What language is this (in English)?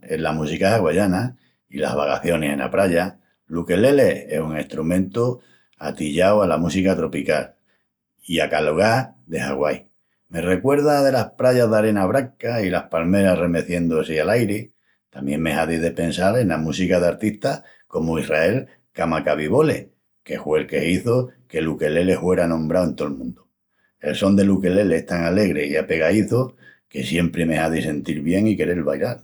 Extremaduran